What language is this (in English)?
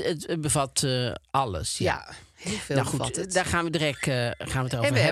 Dutch